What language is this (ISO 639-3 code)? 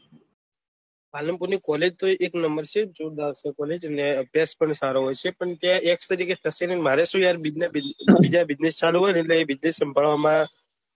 guj